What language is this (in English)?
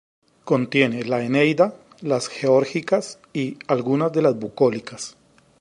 Spanish